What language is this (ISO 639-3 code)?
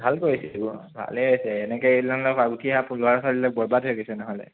asm